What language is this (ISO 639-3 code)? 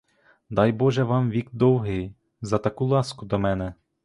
ukr